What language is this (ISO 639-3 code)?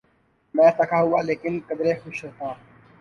urd